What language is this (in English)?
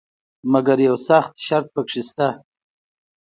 Pashto